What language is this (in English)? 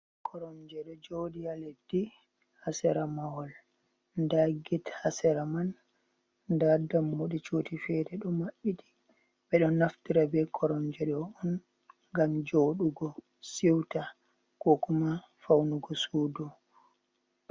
Fula